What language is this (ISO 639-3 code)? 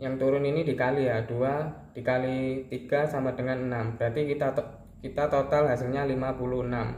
ind